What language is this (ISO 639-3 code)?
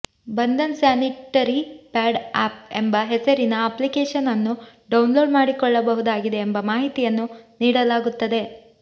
kan